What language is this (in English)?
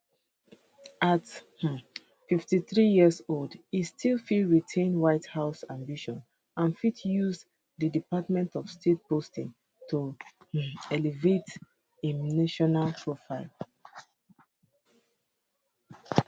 Nigerian Pidgin